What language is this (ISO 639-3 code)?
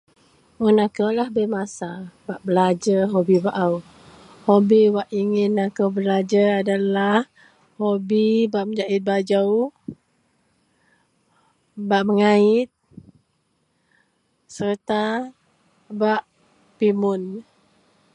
mel